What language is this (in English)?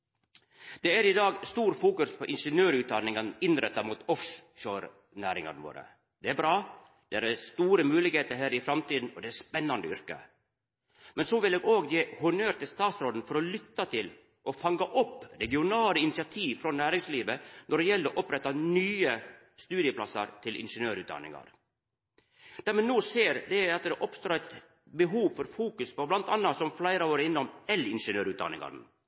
Norwegian Nynorsk